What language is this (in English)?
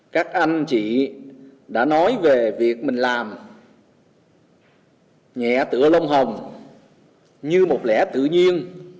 Vietnamese